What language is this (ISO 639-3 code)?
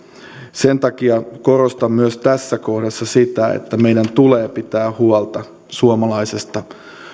fin